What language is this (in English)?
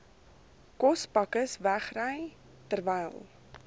Afrikaans